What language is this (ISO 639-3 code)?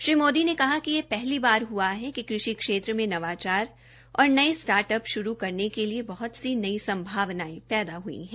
hin